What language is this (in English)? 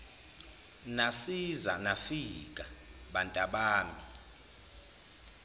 Zulu